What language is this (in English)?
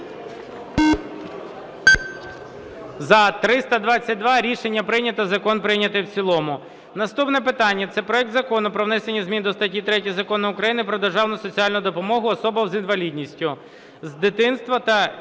Ukrainian